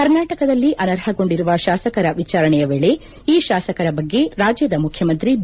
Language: Kannada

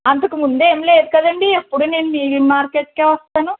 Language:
Telugu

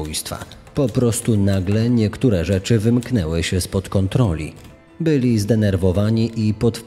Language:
Polish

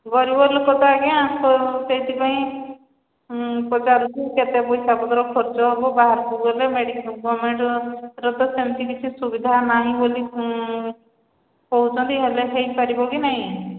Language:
Odia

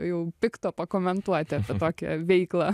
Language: Lithuanian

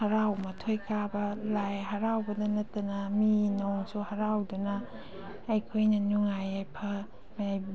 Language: Manipuri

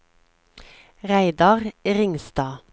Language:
Norwegian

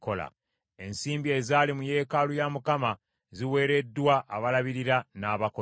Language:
Ganda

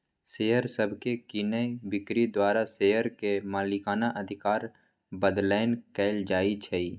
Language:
Magahi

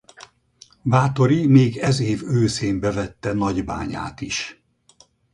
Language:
Hungarian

